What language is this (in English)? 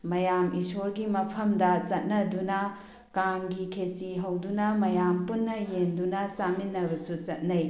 Manipuri